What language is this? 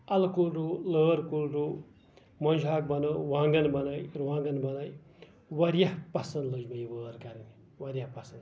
Kashmiri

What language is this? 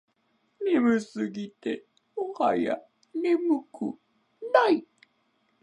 Japanese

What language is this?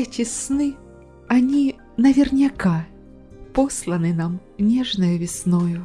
Russian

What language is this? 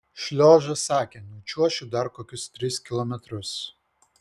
Lithuanian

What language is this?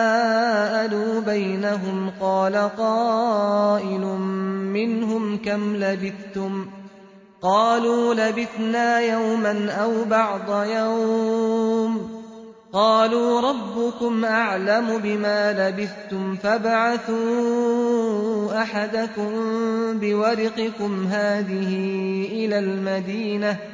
Arabic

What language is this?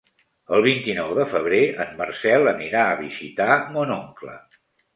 Catalan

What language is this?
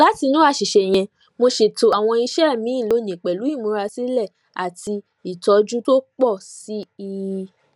Yoruba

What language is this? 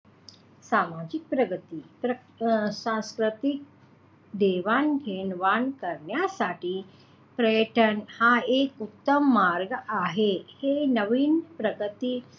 Marathi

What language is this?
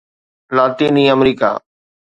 Sindhi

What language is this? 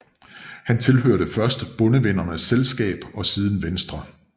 Danish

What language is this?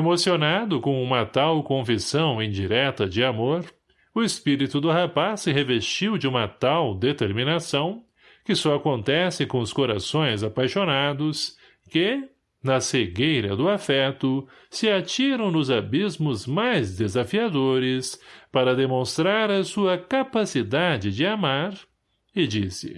Portuguese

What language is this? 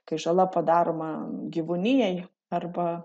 Lithuanian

